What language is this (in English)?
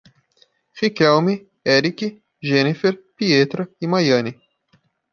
Portuguese